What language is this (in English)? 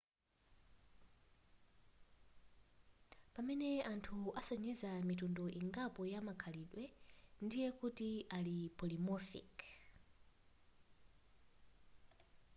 Nyanja